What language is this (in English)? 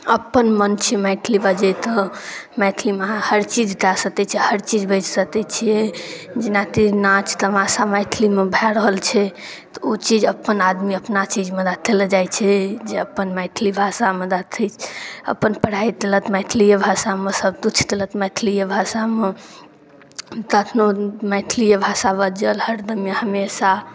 Maithili